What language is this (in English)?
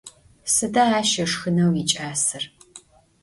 Adyghe